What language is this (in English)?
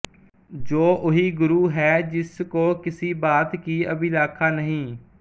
Punjabi